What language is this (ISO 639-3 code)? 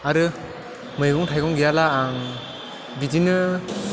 brx